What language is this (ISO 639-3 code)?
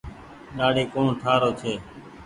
gig